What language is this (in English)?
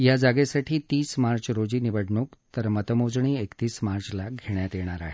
Marathi